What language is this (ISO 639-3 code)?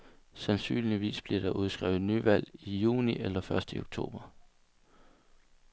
dan